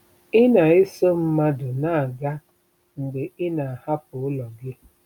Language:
Igbo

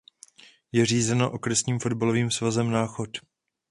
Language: Czech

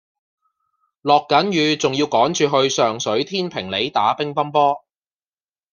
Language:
Cantonese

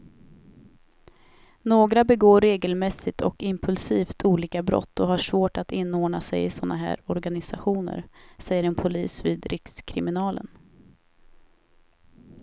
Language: Swedish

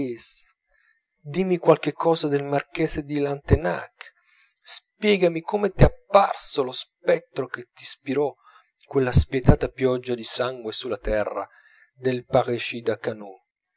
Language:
Italian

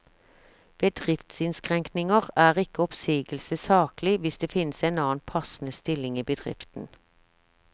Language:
Norwegian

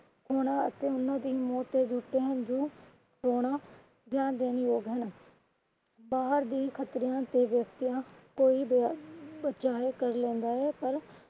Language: Punjabi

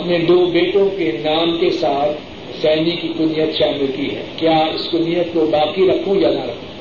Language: Urdu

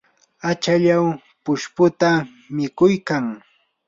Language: Yanahuanca Pasco Quechua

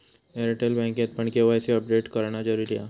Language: Marathi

